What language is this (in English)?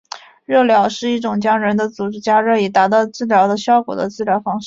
Chinese